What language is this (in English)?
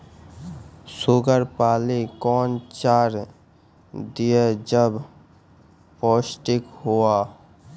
Maithili